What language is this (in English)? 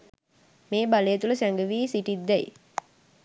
Sinhala